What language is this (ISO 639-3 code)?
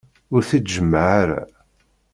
kab